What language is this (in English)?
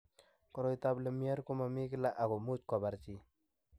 Kalenjin